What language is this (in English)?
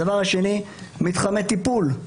Hebrew